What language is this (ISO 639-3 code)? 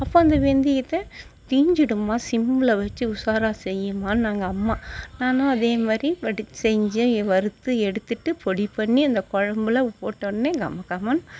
tam